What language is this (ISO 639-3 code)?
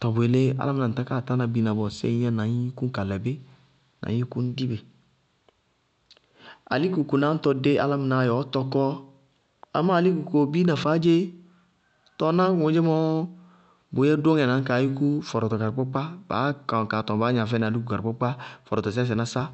bqg